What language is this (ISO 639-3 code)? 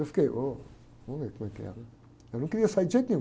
por